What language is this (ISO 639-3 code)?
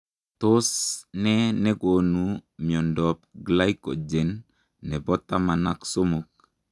kln